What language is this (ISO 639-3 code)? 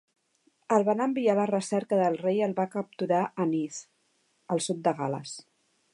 cat